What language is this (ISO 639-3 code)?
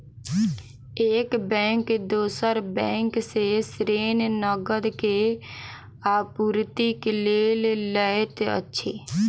mai